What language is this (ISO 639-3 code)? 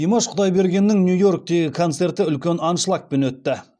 kaz